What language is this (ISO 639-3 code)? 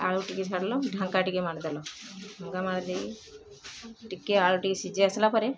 ori